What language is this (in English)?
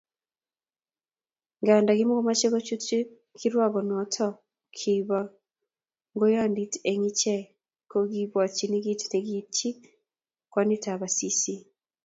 Kalenjin